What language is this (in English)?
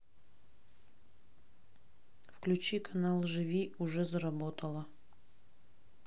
Russian